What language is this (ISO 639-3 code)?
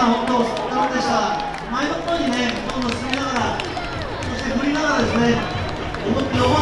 jpn